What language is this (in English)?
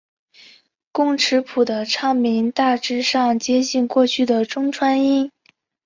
Chinese